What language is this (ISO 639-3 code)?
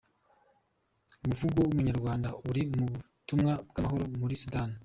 kin